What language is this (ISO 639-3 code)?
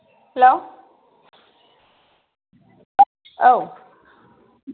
brx